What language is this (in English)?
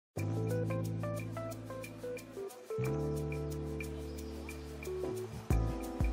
German